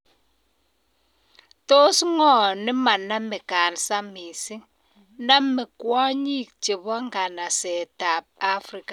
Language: Kalenjin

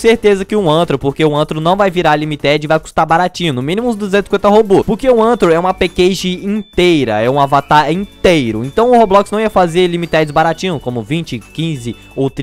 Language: Portuguese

